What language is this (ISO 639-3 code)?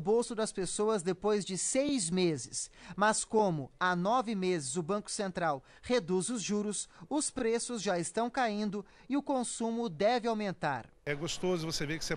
por